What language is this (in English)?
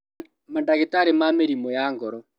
Kikuyu